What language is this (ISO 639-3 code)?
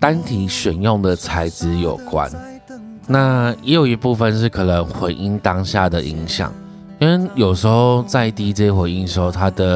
zho